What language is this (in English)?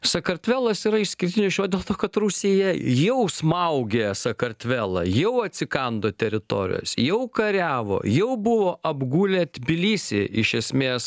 Lithuanian